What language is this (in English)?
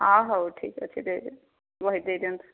Odia